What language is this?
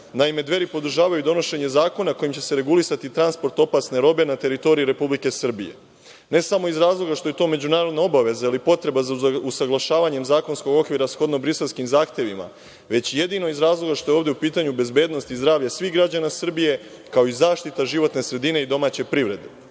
Serbian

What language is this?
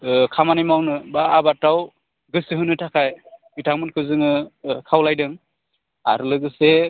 Bodo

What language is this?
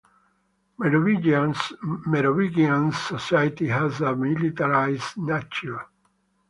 English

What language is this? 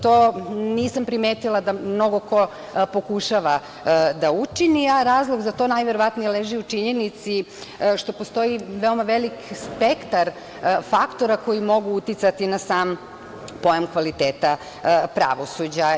Serbian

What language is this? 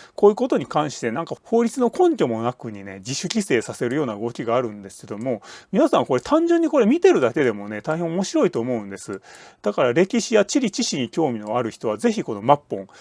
Japanese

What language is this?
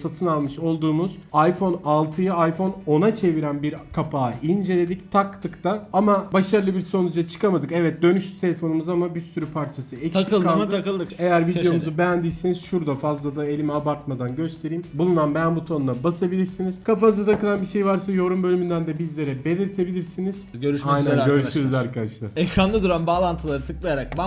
Turkish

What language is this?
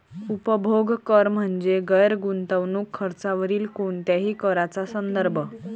Marathi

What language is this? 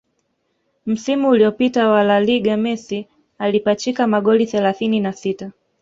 Swahili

